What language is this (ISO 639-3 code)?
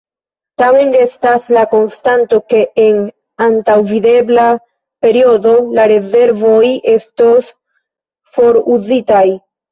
epo